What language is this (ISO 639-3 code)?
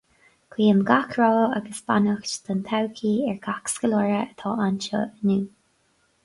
gle